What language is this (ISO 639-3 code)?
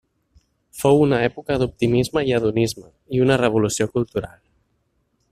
cat